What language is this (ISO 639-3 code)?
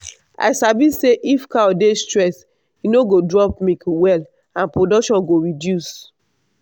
pcm